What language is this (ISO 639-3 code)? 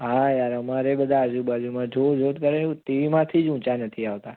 guj